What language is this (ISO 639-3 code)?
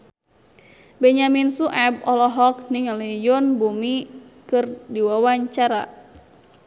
sun